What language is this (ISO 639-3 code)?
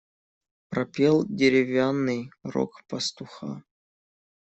rus